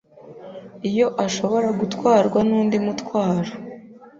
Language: Kinyarwanda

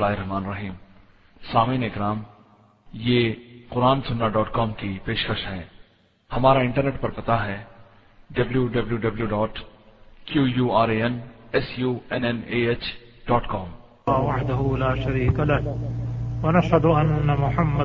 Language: Urdu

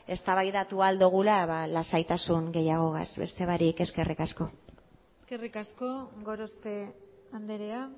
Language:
Basque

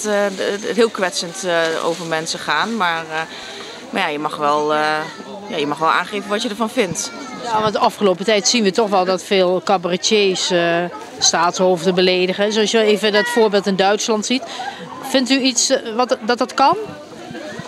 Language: Dutch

